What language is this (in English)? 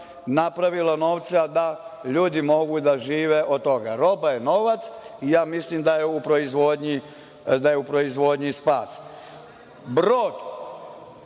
Serbian